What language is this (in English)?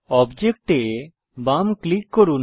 Bangla